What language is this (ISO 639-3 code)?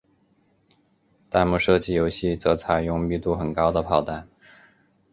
zho